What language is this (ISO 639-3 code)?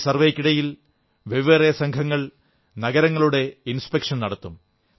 mal